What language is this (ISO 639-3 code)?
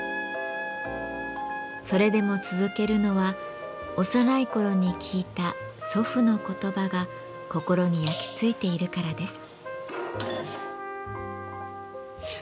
jpn